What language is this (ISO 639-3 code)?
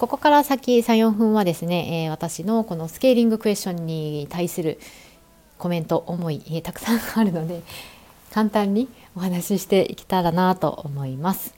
jpn